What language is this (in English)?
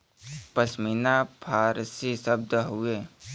Bhojpuri